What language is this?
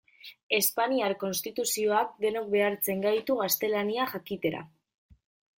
Basque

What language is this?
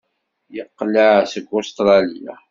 Kabyle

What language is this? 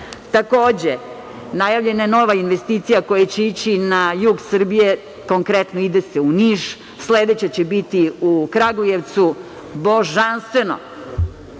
Serbian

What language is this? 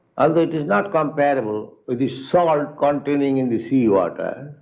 English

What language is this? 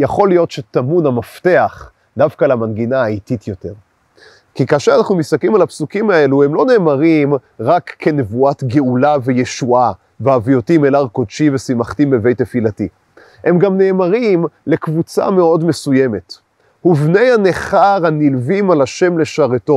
Hebrew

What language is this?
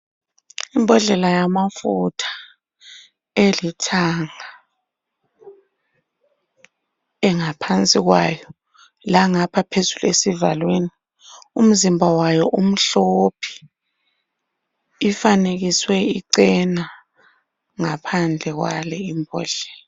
North Ndebele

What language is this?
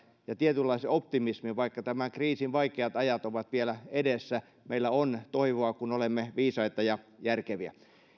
Finnish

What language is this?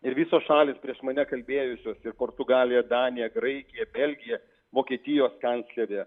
Lithuanian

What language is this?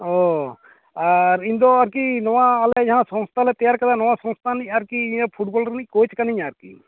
Santali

